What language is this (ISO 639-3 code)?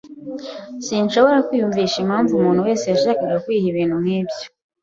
kin